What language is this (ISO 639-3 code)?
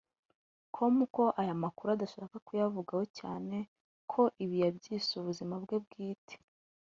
kin